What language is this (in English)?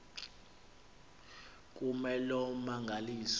Xhosa